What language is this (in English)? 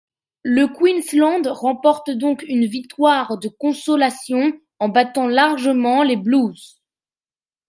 French